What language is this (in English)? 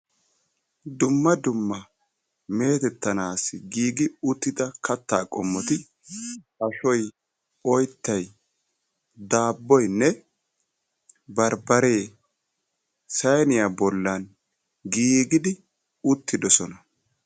Wolaytta